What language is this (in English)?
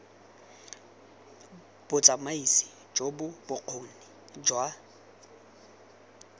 Tswana